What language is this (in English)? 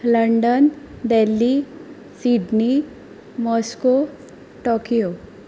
Konkani